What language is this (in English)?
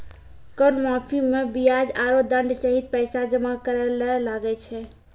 Maithili